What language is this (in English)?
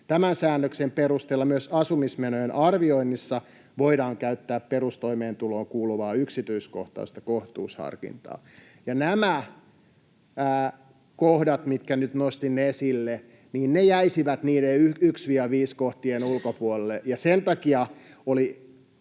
Finnish